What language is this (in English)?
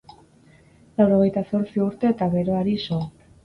Basque